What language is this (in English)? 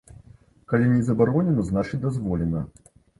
Belarusian